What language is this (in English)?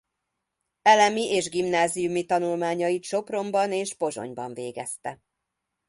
Hungarian